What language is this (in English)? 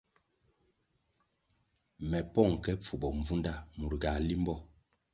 Kwasio